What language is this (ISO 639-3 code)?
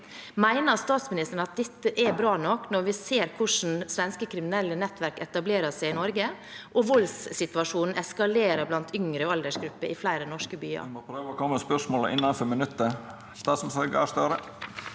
nor